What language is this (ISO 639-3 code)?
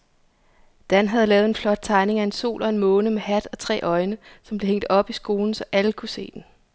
dan